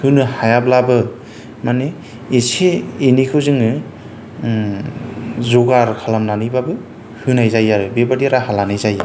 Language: Bodo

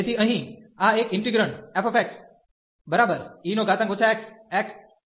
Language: Gujarati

